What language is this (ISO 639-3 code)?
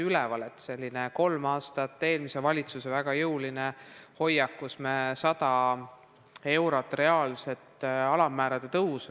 est